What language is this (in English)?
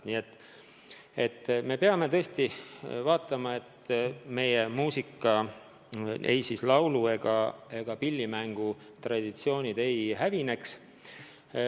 Estonian